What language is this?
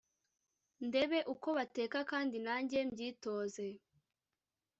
Kinyarwanda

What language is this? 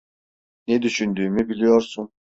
Turkish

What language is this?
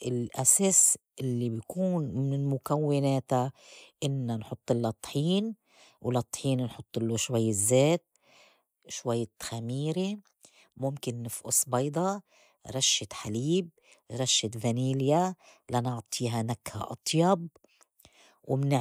North Levantine Arabic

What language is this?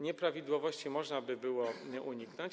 Polish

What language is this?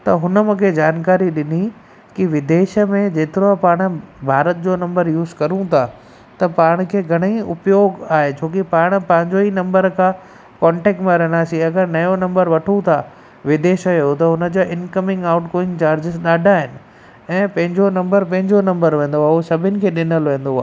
Sindhi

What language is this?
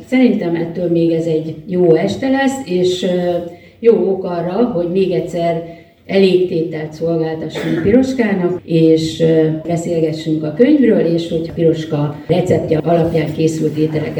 Hungarian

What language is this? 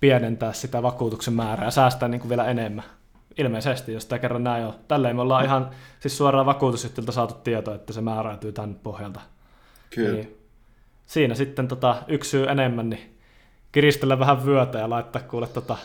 Finnish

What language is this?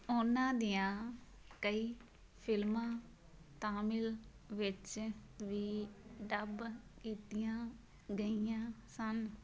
Punjabi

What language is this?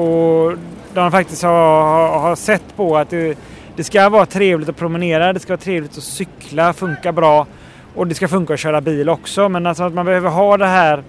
Swedish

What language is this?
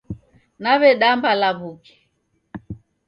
Taita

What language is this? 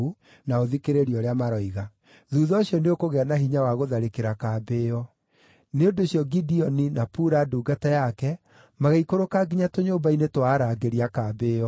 Kikuyu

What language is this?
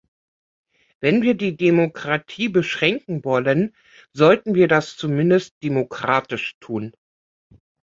German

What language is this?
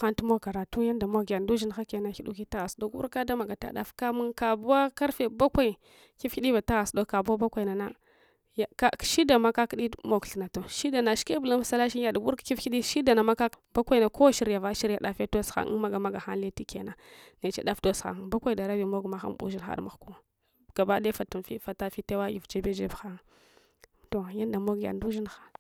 Hwana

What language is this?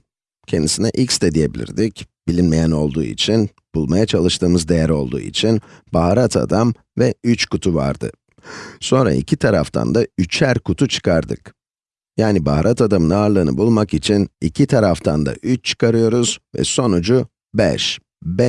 Turkish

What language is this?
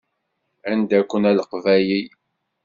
Kabyle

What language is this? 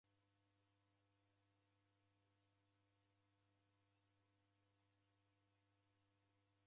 Taita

